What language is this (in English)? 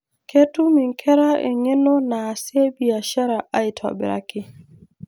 Masai